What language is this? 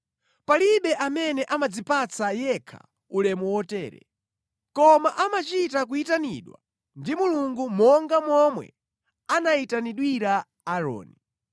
Nyanja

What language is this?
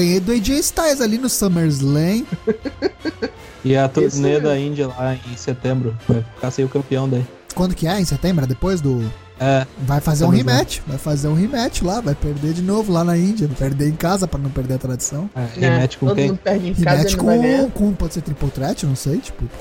Portuguese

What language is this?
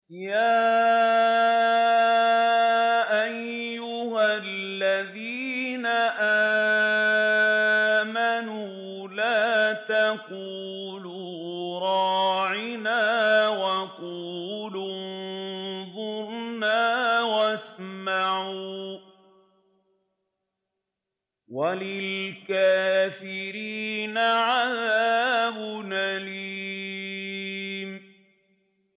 Arabic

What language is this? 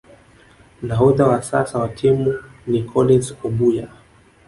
Swahili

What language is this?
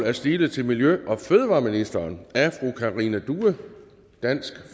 Danish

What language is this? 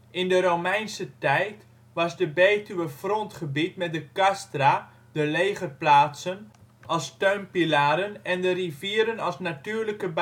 Dutch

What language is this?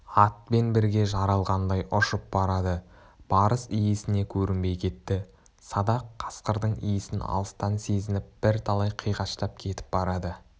Kazakh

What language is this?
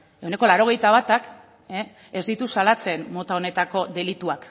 Basque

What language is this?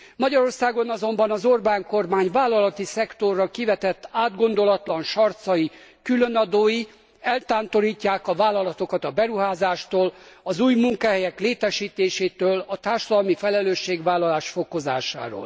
Hungarian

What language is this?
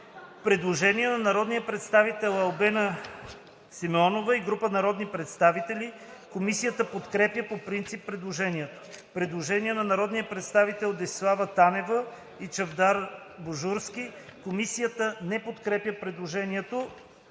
Bulgarian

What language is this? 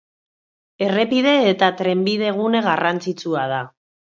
Basque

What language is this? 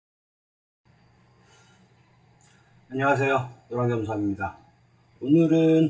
Korean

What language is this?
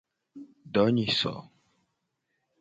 Gen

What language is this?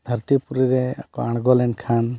Santali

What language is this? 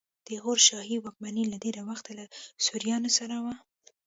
Pashto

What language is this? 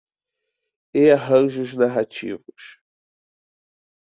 Portuguese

